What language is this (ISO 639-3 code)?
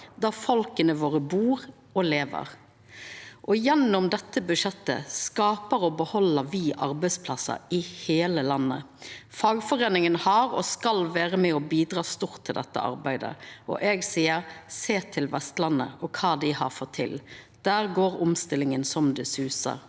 nor